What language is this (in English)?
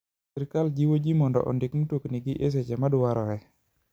Luo (Kenya and Tanzania)